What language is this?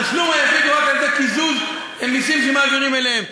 Hebrew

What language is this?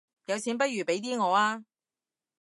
Cantonese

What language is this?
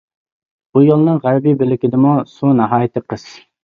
Uyghur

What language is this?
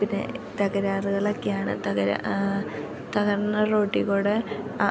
Malayalam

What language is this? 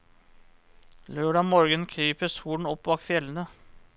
Norwegian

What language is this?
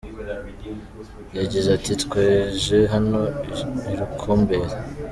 Kinyarwanda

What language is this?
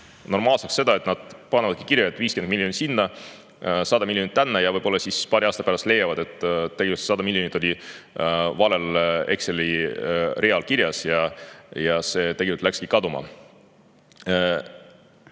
Estonian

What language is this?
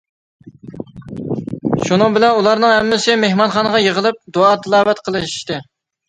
Uyghur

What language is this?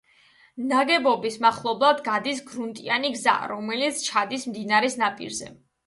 Georgian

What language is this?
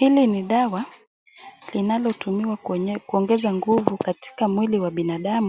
Swahili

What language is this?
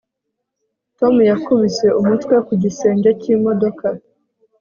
Kinyarwanda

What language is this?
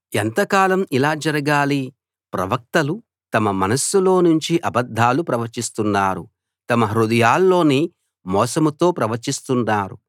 Telugu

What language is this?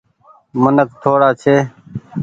Goaria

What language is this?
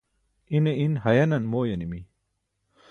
Burushaski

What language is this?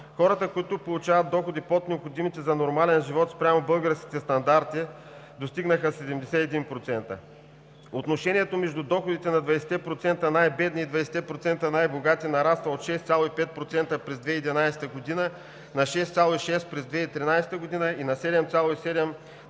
Bulgarian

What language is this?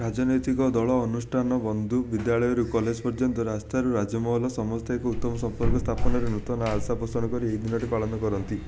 Odia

